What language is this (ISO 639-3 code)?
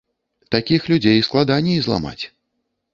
bel